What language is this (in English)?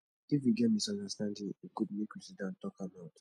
Nigerian Pidgin